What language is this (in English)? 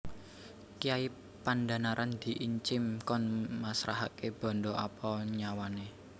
Javanese